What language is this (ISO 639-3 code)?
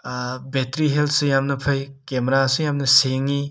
mni